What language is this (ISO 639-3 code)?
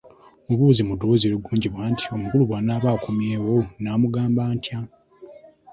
lug